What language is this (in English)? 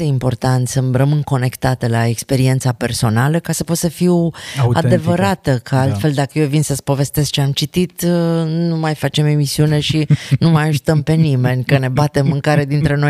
Romanian